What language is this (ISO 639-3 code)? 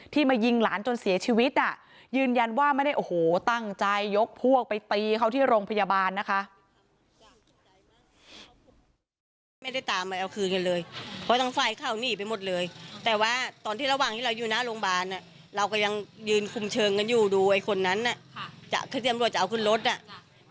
tha